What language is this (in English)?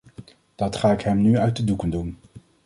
Dutch